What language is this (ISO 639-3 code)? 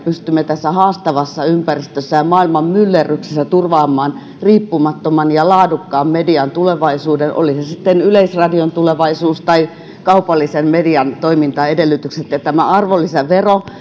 fin